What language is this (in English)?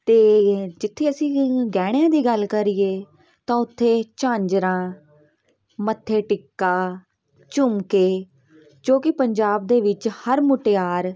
Punjabi